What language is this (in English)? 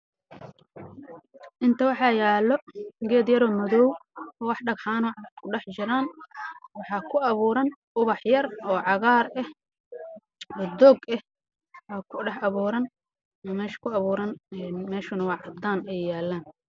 Somali